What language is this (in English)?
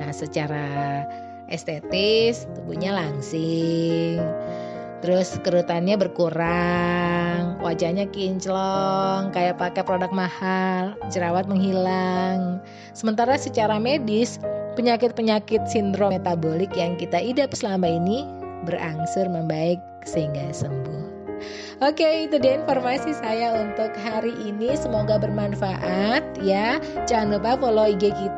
Indonesian